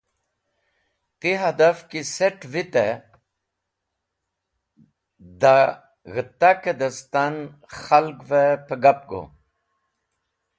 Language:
Wakhi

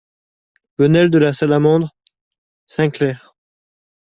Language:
French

